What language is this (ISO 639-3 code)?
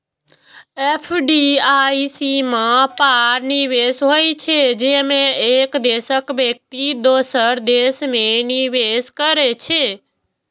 mai